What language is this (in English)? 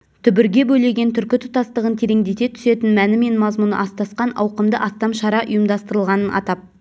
Kazakh